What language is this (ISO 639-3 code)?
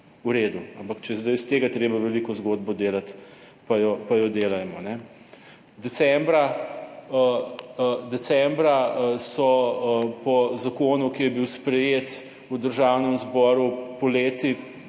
slv